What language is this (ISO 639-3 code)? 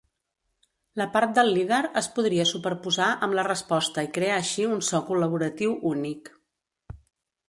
cat